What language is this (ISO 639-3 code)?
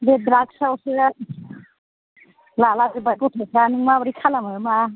brx